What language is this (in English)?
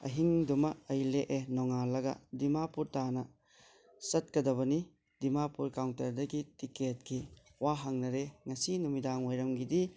Manipuri